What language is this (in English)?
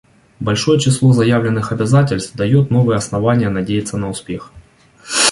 Russian